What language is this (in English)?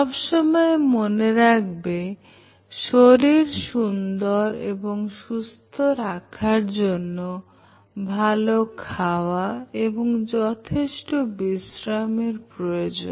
Bangla